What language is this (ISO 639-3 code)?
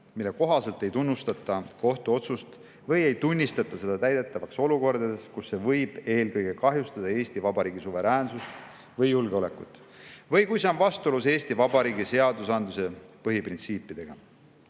est